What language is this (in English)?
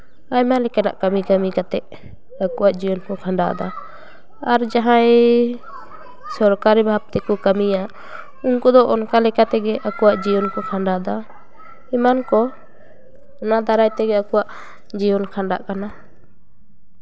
Santali